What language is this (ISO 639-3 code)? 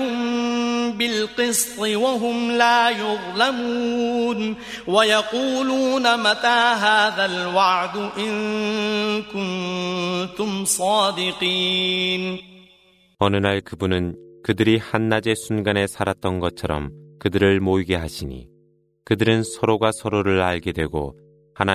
kor